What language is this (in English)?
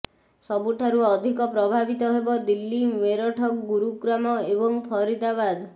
Odia